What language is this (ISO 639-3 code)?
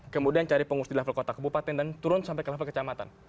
ind